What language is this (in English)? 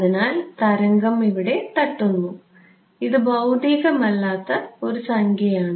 Malayalam